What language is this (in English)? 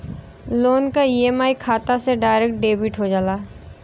Bhojpuri